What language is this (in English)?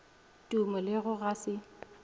Northern Sotho